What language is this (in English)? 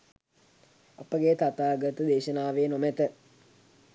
Sinhala